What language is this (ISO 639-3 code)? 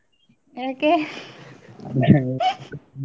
kan